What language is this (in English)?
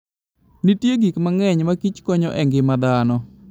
Luo (Kenya and Tanzania)